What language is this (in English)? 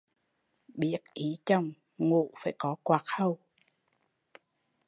Vietnamese